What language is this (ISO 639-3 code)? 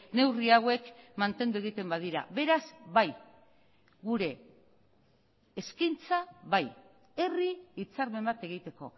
eus